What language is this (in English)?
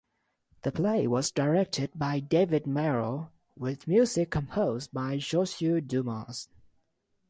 English